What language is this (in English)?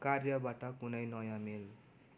Nepali